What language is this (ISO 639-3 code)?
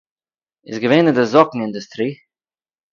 yid